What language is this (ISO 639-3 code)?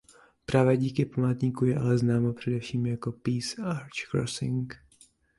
ces